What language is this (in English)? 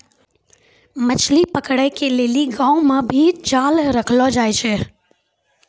Maithili